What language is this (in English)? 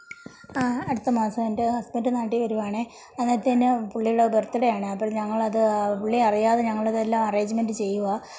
Malayalam